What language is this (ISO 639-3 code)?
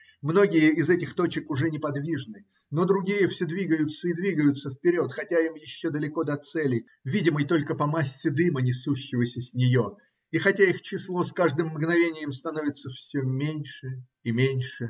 rus